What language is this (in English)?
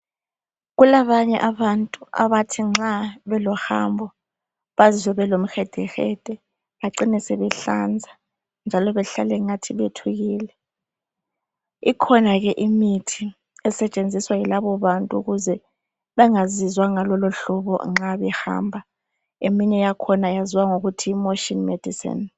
North Ndebele